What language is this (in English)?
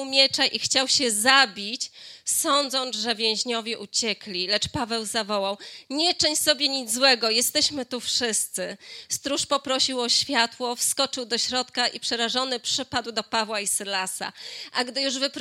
Polish